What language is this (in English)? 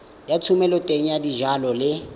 Tswana